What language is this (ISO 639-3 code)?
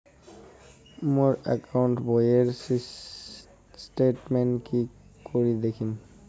ben